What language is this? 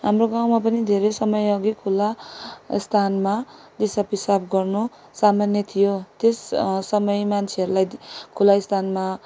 Nepali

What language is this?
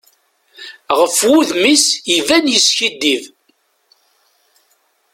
Kabyle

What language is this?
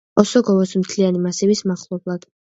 Georgian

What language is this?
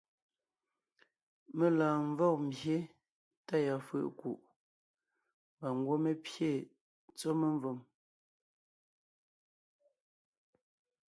Ngiemboon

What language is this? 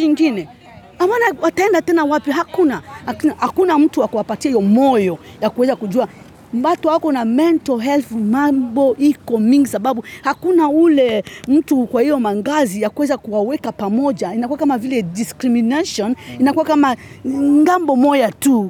Swahili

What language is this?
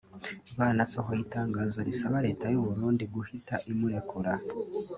Kinyarwanda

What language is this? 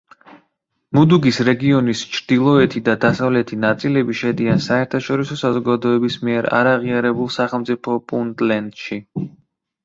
Georgian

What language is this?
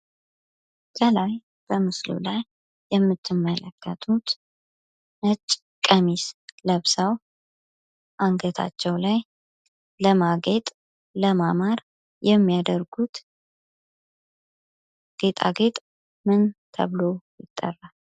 Amharic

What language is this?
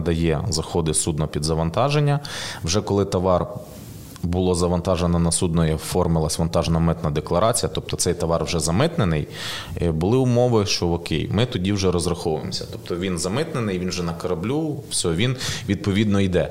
Ukrainian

